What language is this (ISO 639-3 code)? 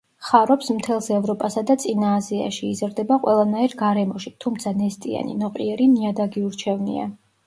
kat